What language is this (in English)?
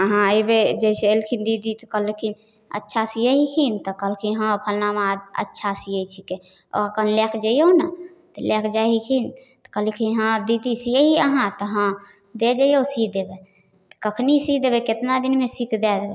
Maithili